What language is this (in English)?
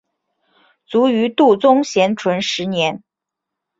Chinese